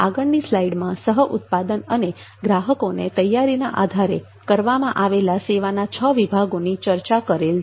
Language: Gujarati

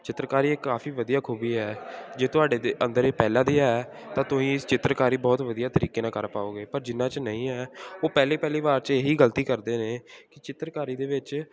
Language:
Punjabi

